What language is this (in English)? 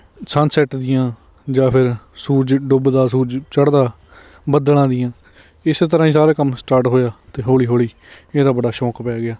Punjabi